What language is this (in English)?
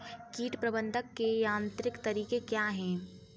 Hindi